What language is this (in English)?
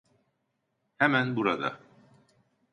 Turkish